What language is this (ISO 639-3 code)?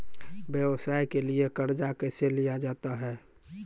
mai